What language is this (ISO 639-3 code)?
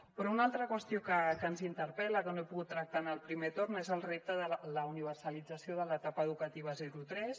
cat